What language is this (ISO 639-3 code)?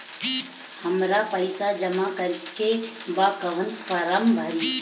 bho